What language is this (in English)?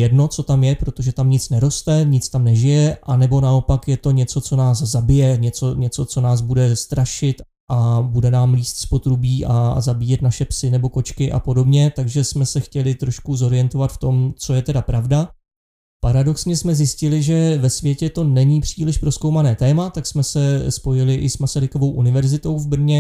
Czech